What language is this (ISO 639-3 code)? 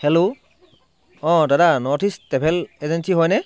asm